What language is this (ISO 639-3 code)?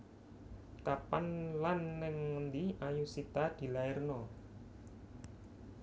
jav